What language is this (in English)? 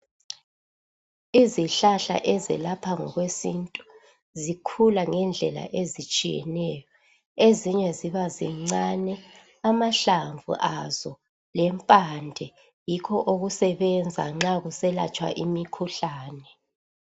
North Ndebele